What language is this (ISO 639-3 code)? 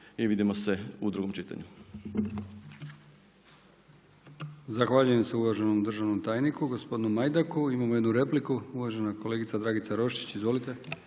hrv